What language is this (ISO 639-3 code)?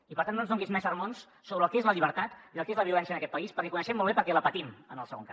cat